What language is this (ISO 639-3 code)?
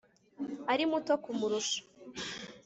kin